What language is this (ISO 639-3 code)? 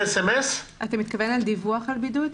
heb